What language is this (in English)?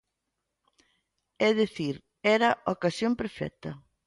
Galician